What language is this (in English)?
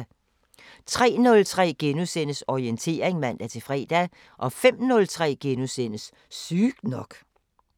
Danish